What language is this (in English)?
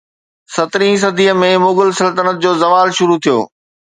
Sindhi